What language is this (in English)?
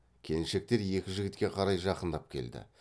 Kazakh